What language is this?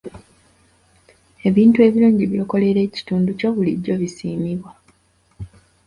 Ganda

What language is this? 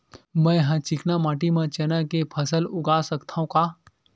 Chhattisgarhi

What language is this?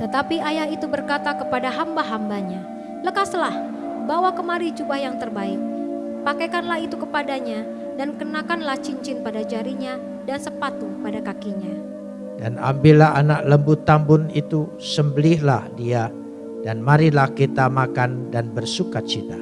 Indonesian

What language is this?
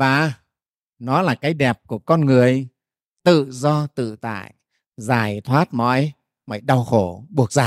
Vietnamese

